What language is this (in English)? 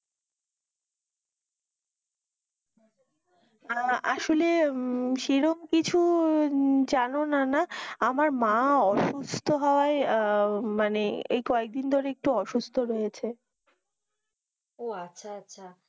Bangla